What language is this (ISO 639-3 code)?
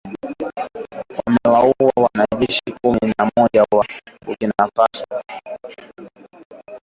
swa